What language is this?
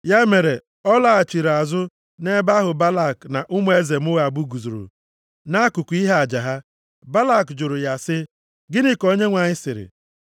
Igbo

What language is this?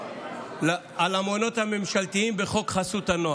Hebrew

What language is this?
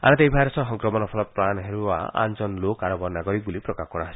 Assamese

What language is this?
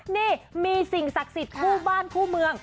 Thai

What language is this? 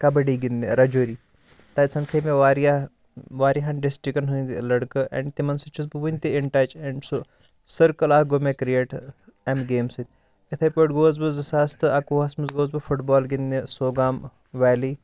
Kashmiri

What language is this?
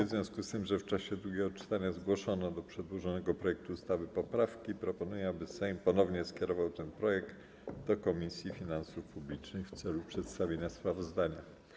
Polish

